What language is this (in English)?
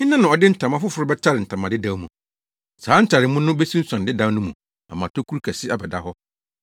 Akan